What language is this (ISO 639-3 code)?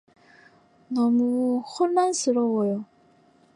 kor